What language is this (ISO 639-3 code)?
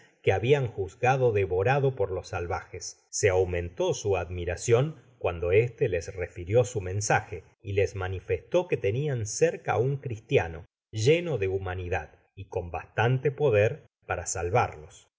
spa